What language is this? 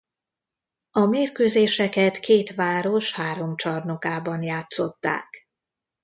Hungarian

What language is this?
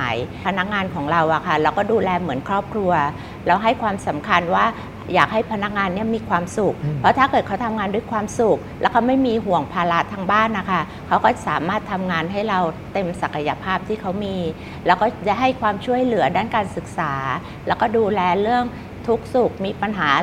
Thai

